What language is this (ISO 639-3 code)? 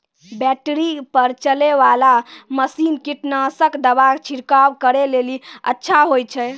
mai